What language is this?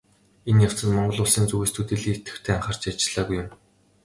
Mongolian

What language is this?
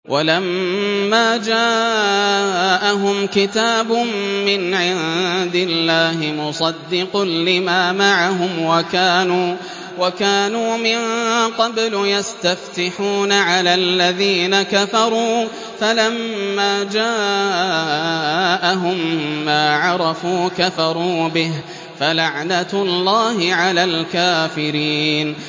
Arabic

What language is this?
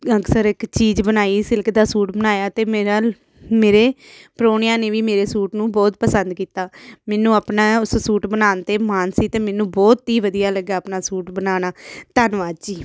Punjabi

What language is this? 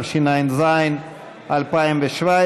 Hebrew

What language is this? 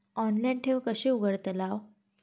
Marathi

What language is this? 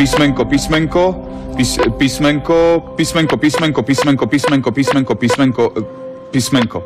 Slovak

